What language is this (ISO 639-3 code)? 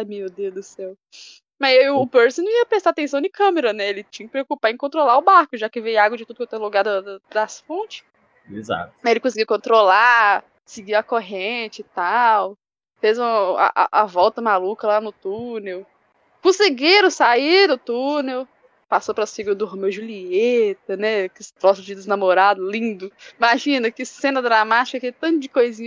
por